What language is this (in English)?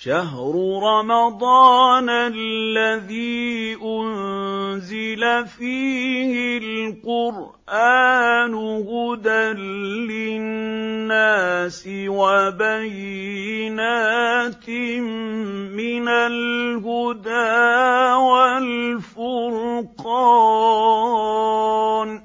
Arabic